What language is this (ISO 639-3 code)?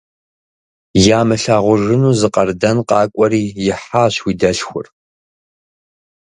kbd